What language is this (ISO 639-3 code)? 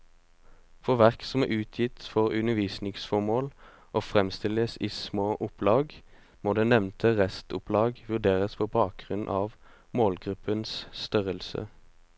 nor